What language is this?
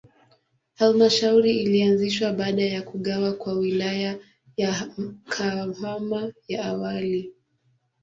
Swahili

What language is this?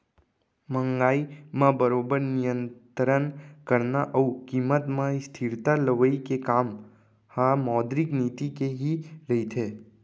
Chhattisgarhi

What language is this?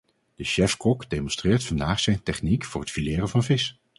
Dutch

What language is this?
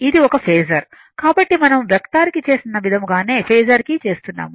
Telugu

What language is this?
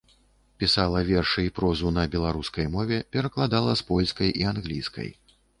Belarusian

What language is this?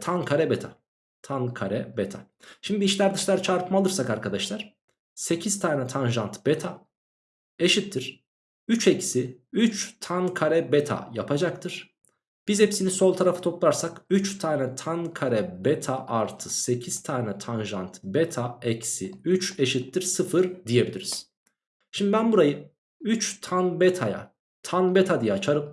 Turkish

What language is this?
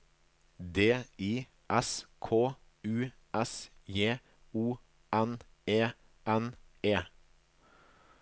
Norwegian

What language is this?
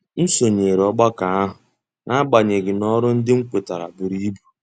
Igbo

